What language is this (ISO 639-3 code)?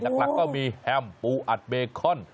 tha